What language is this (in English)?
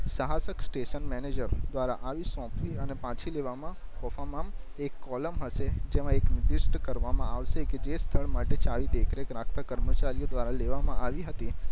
Gujarati